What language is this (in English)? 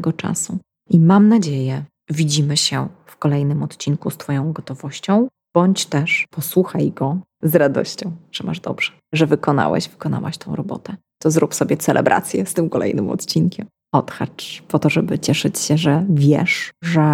Polish